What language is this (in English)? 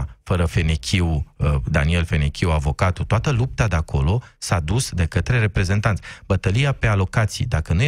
Romanian